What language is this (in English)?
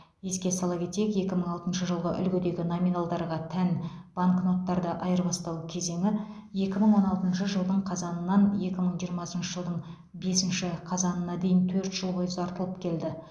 Kazakh